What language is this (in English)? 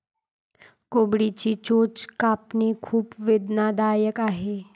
Marathi